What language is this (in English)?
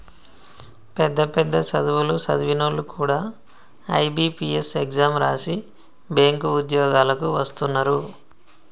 Telugu